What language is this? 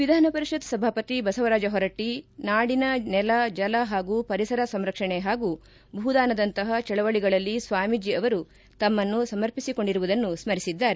Kannada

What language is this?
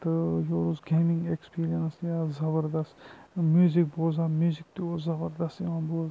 Kashmiri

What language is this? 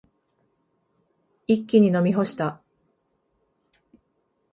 Japanese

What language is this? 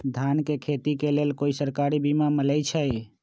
Magahi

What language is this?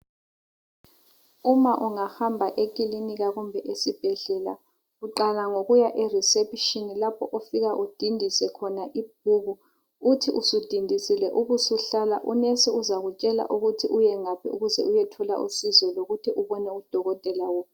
North Ndebele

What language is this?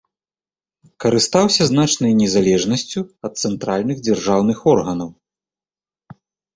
Belarusian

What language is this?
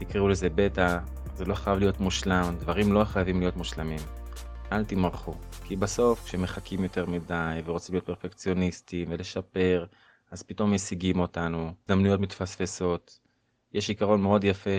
Hebrew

